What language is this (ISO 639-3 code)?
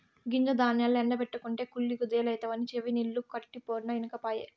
tel